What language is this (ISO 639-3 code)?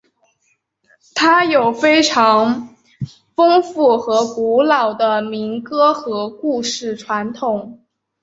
zho